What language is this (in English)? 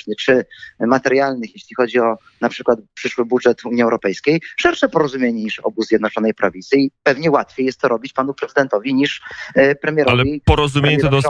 Polish